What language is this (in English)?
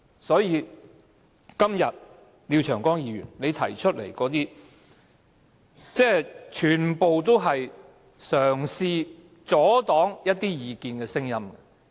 Cantonese